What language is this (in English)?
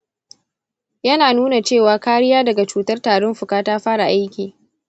Hausa